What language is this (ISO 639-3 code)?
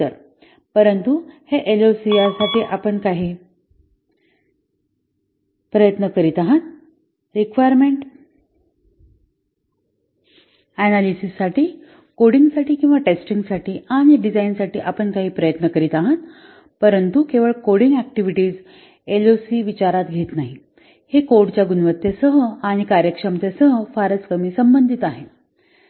mar